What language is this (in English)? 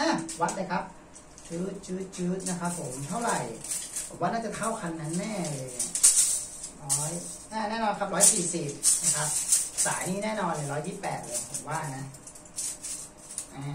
Thai